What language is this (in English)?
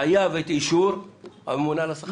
Hebrew